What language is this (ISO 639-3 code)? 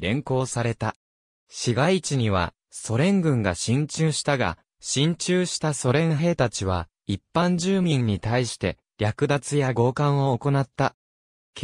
jpn